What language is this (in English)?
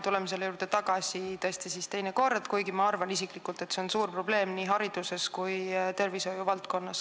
Estonian